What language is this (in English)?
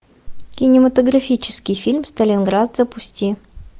Russian